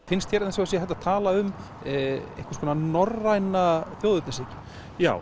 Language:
Icelandic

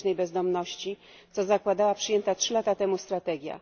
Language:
Polish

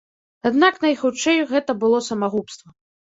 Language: Belarusian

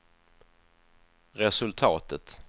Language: Swedish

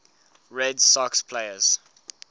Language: English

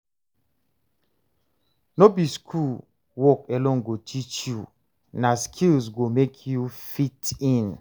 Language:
Nigerian Pidgin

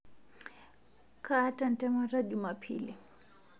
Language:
Masai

